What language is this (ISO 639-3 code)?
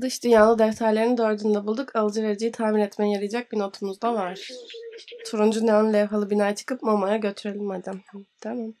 tur